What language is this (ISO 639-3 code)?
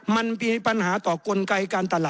tha